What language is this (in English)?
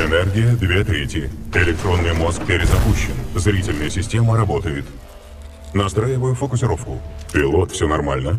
Russian